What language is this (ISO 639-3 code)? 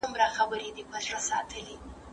pus